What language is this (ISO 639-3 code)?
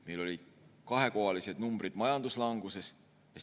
est